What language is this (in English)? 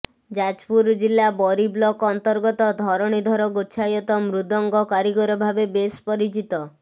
Odia